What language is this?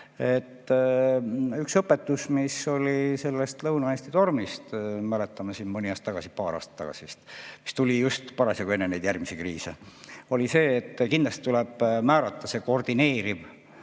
Estonian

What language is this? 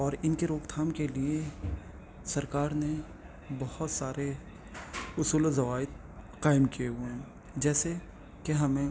Urdu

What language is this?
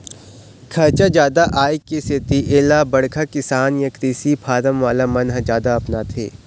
Chhattisgarhi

